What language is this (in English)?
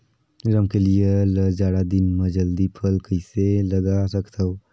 Chhattisgarhi